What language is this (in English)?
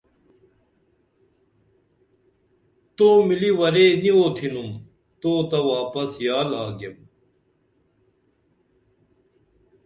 Dameli